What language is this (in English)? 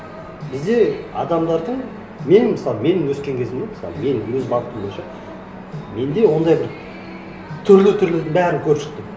Kazakh